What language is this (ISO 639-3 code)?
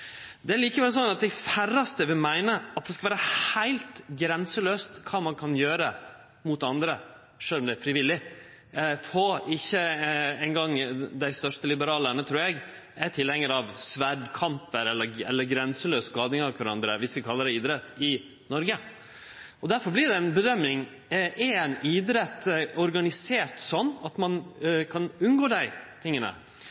nno